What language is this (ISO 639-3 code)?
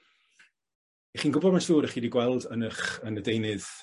cym